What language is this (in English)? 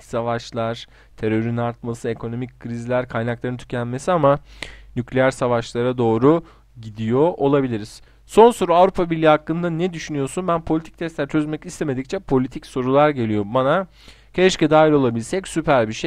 Turkish